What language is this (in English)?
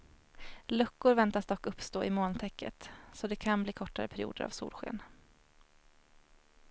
Swedish